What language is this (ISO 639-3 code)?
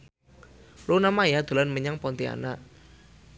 jav